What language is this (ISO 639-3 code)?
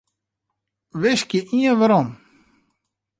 fry